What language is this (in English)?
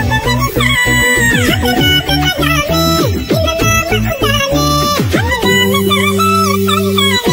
Thai